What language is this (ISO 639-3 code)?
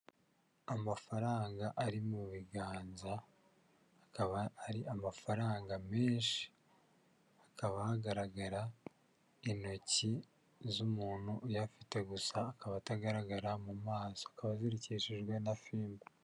kin